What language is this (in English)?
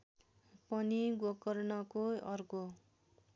Nepali